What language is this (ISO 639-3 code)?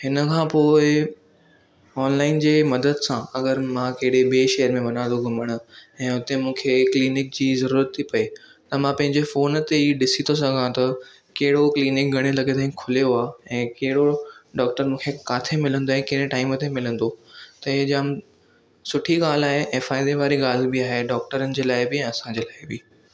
snd